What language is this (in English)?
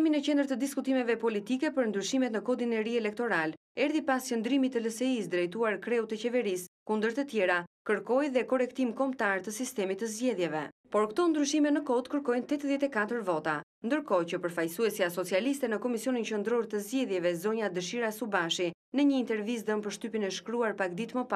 Romanian